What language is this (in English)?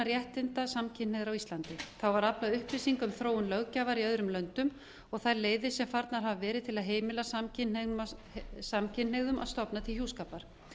Icelandic